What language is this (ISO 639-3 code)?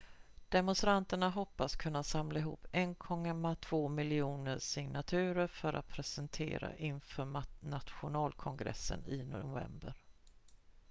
swe